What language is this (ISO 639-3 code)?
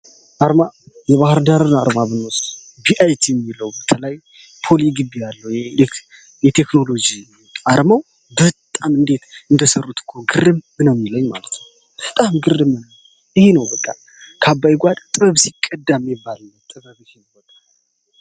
amh